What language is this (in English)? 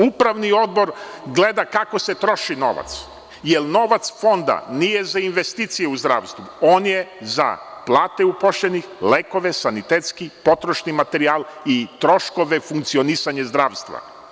Serbian